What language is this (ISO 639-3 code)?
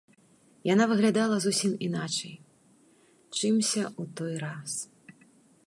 bel